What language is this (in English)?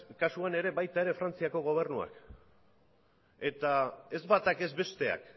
Basque